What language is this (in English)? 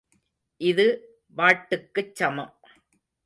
Tamil